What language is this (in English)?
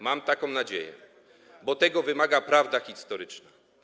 Polish